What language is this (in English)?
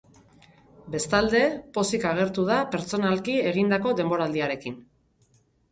Basque